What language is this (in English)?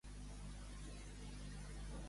Catalan